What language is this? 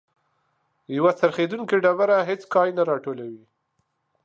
Pashto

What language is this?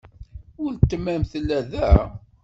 Kabyle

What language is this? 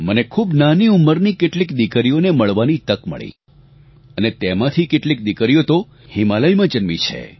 Gujarati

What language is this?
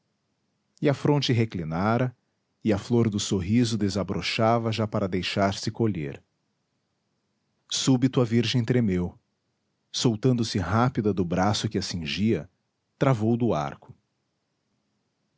Portuguese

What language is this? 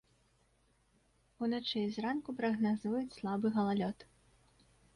Belarusian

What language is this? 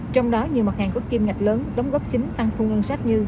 Vietnamese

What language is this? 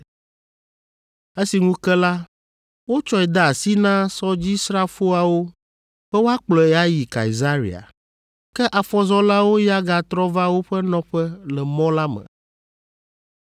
Ewe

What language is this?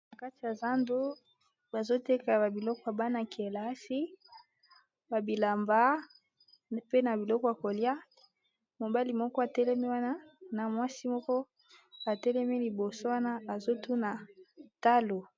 Lingala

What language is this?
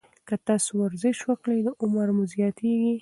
Pashto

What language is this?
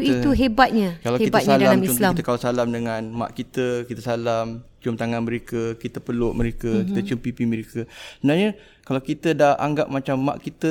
Malay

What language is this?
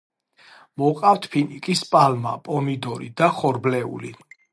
Georgian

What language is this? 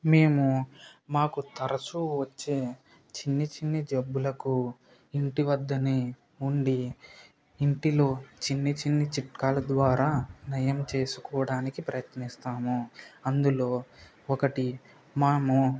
Telugu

